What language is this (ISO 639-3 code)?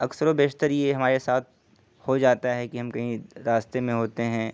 urd